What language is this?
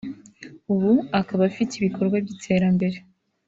Kinyarwanda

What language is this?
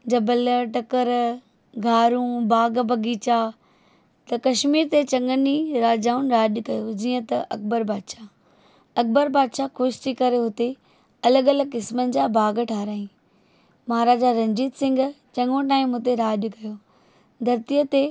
Sindhi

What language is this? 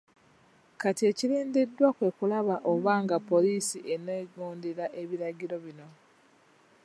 Ganda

